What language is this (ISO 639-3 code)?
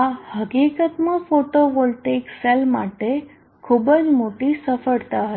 guj